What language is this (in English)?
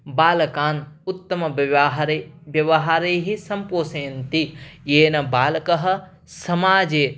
Sanskrit